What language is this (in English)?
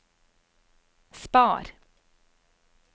Norwegian